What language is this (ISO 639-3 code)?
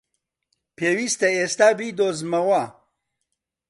ckb